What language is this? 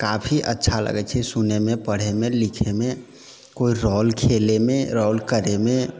Maithili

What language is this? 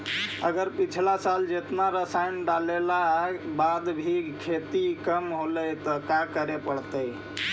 Magahi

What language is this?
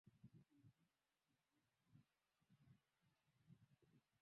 Swahili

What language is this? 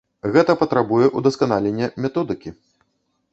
Belarusian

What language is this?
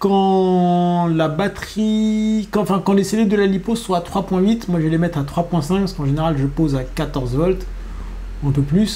French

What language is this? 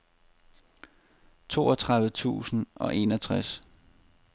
Danish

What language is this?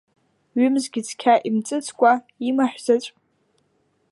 Abkhazian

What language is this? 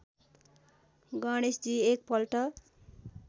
Nepali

